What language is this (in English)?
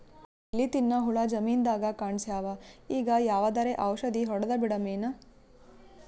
Kannada